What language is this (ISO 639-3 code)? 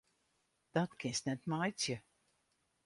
fry